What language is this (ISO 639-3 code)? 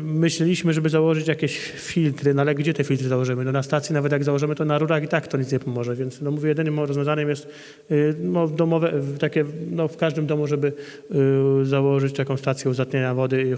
pol